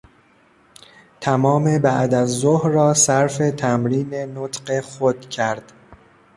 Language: Persian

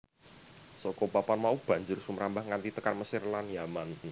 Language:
Javanese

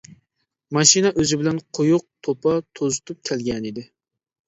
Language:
Uyghur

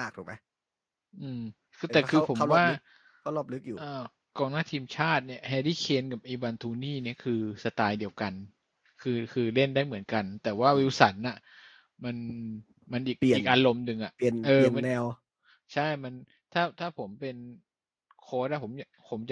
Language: Thai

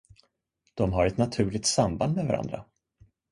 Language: Swedish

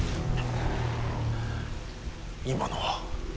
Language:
Japanese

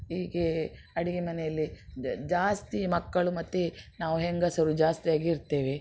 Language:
Kannada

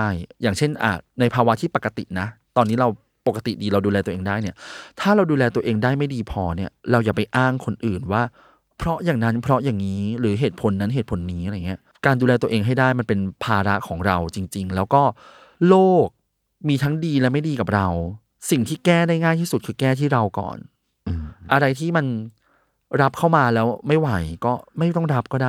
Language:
Thai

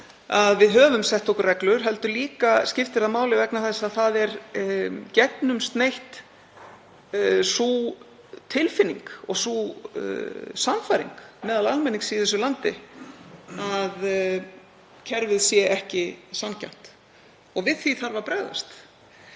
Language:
Icelandic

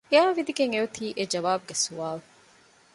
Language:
Divehi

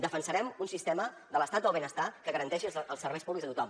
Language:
Catalan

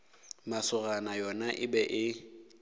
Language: Northern Sotho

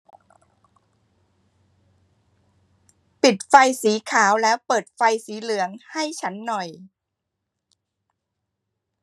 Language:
Thai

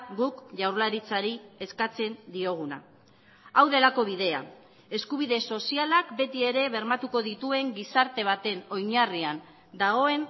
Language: Basque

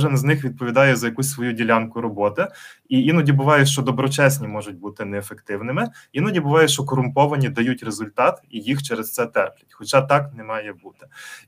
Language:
Ukrainian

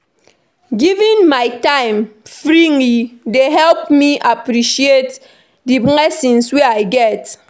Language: Nigerian Pidgin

